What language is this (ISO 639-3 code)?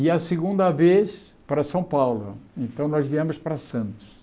por